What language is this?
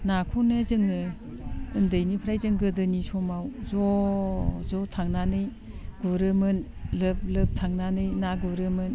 Bodo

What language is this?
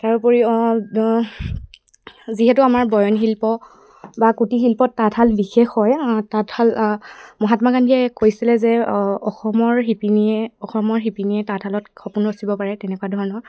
Assamese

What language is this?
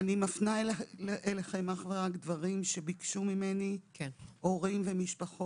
Hebrew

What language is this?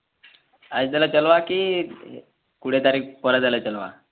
Odia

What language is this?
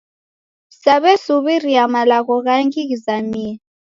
Taita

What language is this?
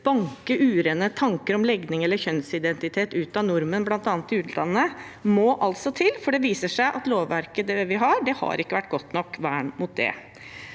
Norwegian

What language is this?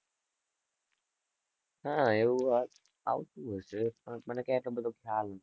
Gujarati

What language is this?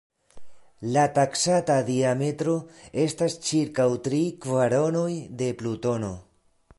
Esperanto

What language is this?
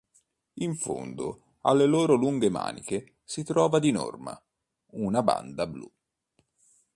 Italian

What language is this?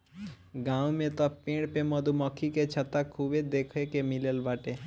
Bhojpuri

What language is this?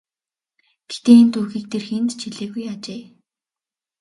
Mongolian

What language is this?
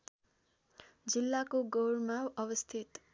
Nepali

